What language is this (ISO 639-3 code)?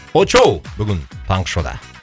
kaz